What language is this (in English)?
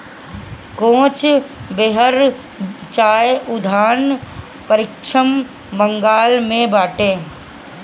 Bhojpuri